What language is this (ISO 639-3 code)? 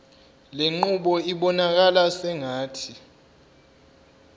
zul